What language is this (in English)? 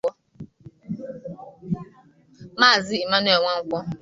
Igbo